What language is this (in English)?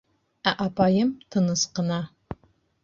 Bashkir